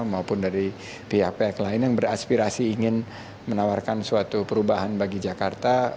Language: Indonesian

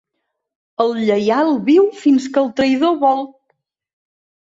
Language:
Catalan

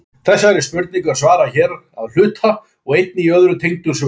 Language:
Icelandic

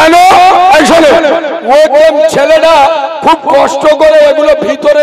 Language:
Arabic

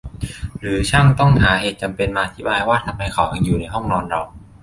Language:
Thai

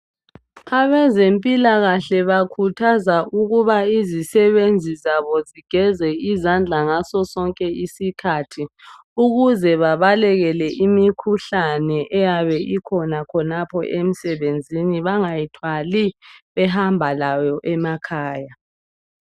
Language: North Ndebele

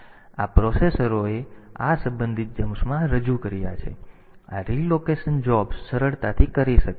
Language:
Gujarati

